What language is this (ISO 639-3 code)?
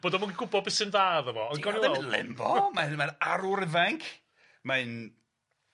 cym